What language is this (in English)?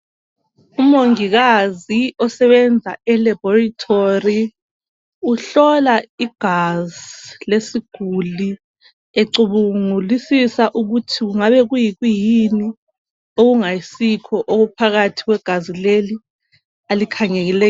North Ndebele